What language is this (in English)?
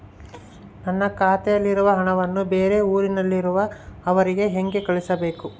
Kannada